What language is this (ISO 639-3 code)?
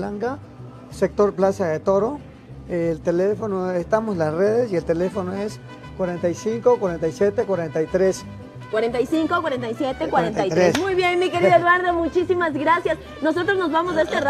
spa